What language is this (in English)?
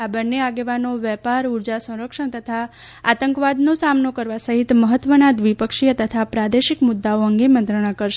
Gujarati